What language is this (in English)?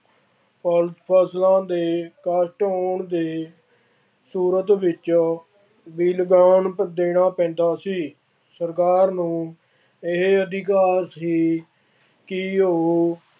Punjabi